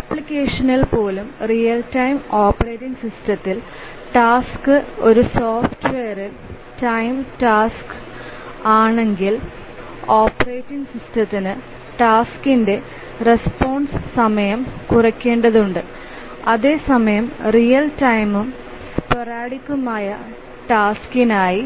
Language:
Malayalam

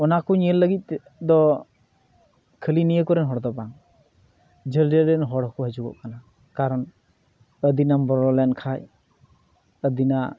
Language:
Santali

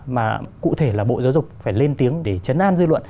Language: Vietnamese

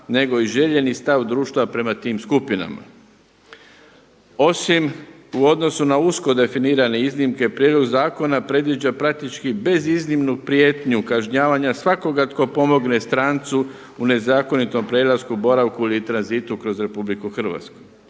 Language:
Croatian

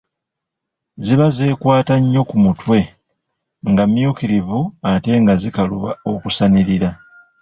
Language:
Ganda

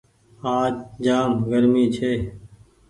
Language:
Goaria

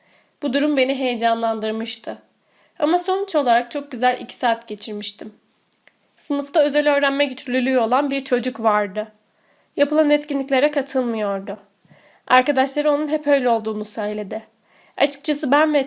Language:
Turkish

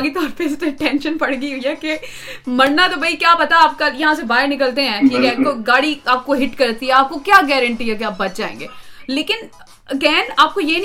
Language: Urdu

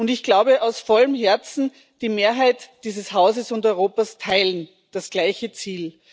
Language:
German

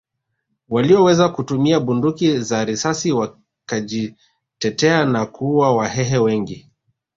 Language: Swahili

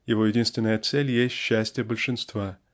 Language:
Russian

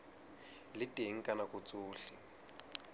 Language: Southern Sotho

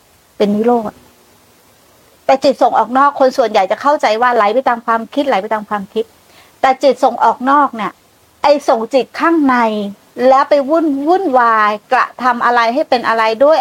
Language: Thai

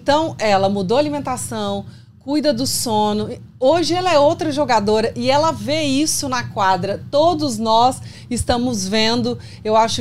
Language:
Portuguese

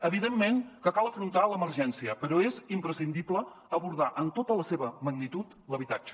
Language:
Catalan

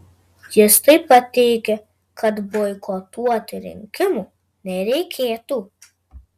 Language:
Lithuanian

